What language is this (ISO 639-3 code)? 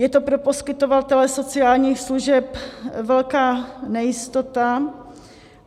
ces